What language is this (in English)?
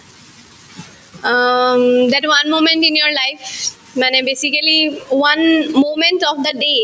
Assamese